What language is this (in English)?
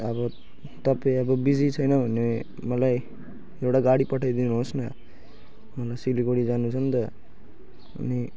Nepali